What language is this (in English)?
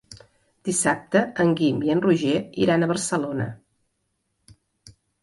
Catalan